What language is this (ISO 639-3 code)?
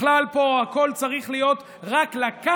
heb